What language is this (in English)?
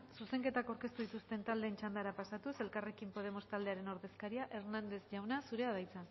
Basque